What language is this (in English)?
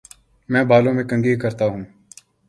Urdu